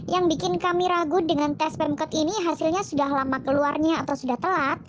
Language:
Indonesian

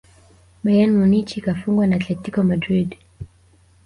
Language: Swahili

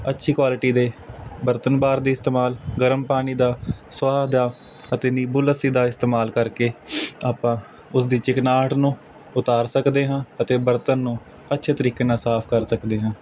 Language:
Punjabi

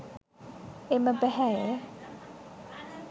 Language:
Sinhala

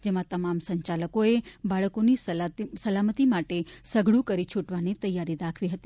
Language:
Gujarati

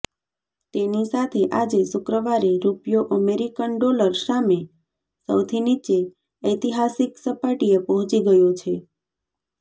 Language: Gujarati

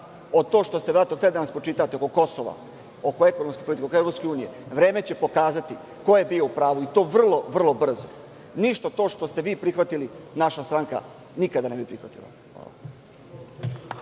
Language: Serbian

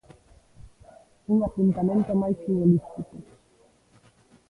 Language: Galician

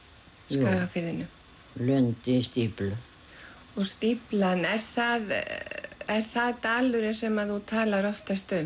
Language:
Icelandic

